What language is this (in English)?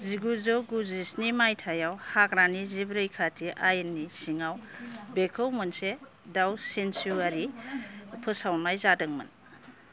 Bodo